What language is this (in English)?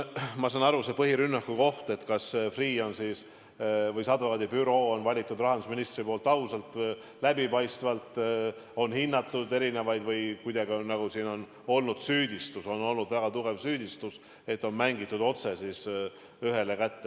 Estonian